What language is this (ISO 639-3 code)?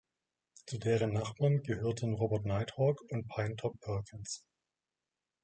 deu